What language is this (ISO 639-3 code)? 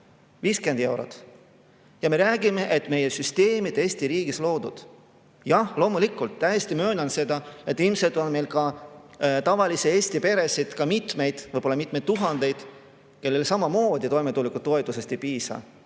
est